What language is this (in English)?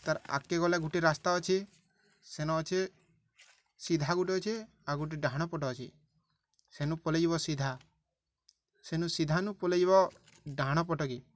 Odia